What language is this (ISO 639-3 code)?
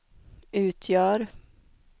swe